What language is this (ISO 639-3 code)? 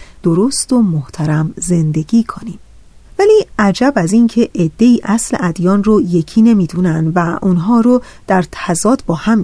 fas